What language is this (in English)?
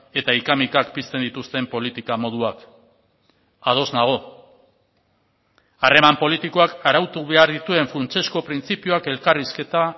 Basque